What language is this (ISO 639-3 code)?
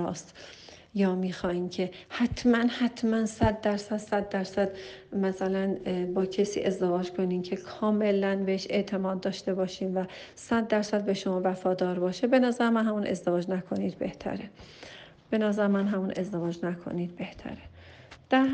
fas